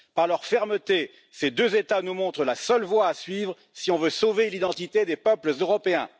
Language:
French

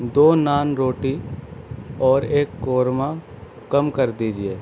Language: Urdu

